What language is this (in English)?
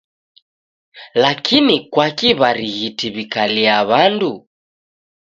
Taita